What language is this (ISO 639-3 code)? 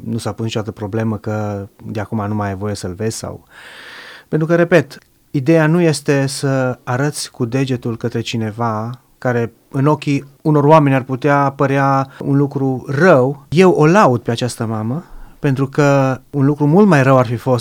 ron